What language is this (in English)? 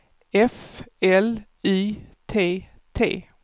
Swedish